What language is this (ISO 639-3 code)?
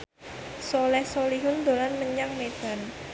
jav